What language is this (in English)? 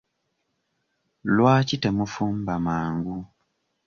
Ganda